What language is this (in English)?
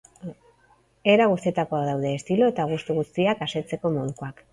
Basque